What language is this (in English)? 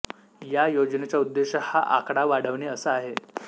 Marathi